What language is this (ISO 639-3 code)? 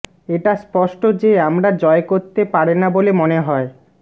ben